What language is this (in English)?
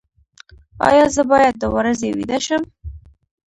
Pashto